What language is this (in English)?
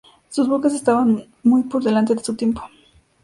Spanish